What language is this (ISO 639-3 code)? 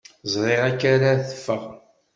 kab